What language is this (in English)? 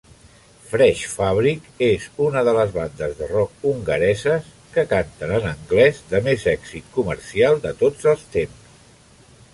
Catalan